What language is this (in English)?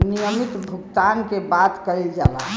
Bhojpuri